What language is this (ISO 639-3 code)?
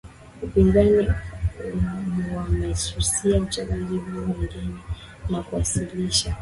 swa